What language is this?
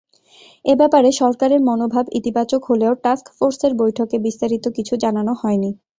Bangla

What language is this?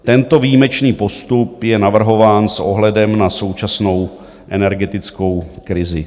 Czech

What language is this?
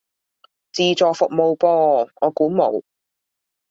Cantonese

